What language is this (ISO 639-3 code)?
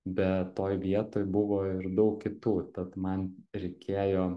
lit